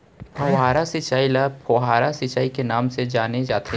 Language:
Chhattisgarhi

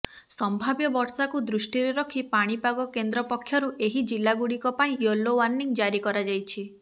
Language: Odia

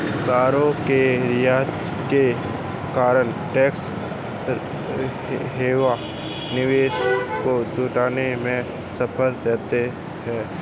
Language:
Hindi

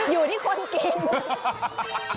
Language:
Thai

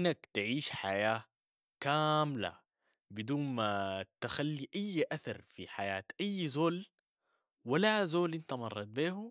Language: Sudanese Arabic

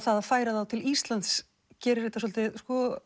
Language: Icelandic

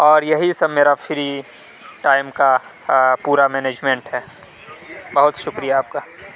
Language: Urdu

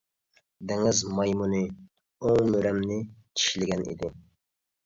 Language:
Uyghur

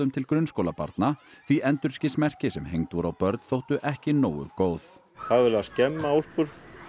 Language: Icelandic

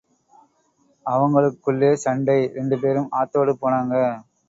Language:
Tamil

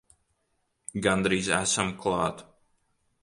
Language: Latvian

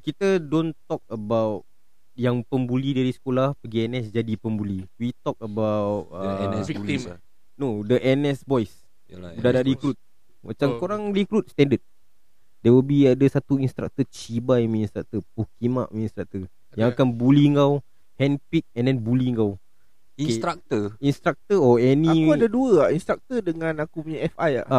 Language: Malay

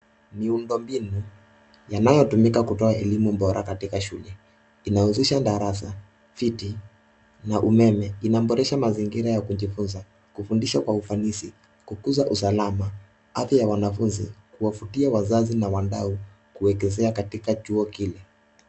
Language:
Swahili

